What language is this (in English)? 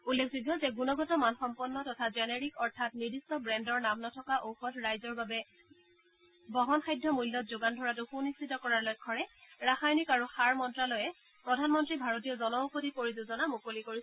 Assamese